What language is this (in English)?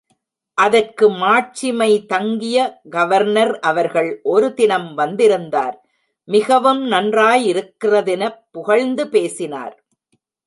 Tamil